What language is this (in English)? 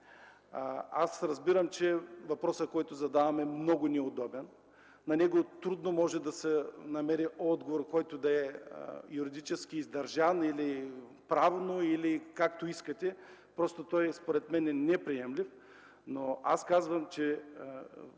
Bulgarian